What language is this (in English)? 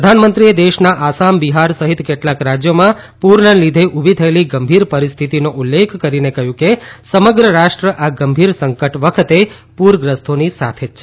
Gujarati